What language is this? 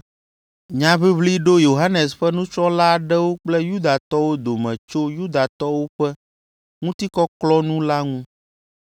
Ewe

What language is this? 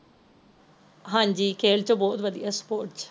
Punjabi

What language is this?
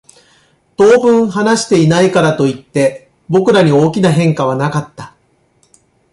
Japanese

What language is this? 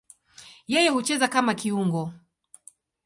Swahili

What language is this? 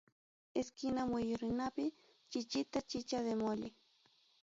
Ayacucho Quechua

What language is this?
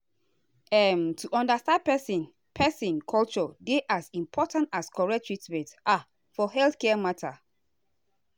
Nigerian Pidgin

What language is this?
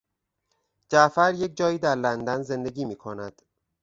Persian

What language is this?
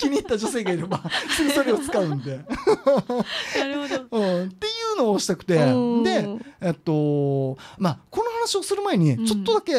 Japanese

